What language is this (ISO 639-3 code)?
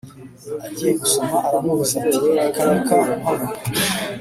kin